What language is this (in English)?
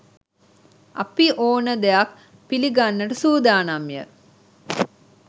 Sinhala